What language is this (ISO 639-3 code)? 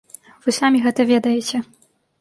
bel